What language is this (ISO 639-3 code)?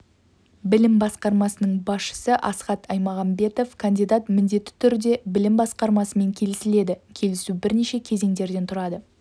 kaz